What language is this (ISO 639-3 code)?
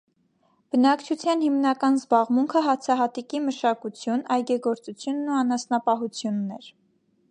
hye